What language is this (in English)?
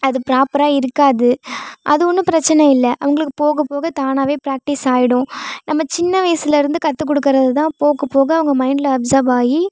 Tamil